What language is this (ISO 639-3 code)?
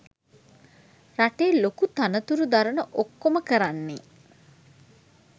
sin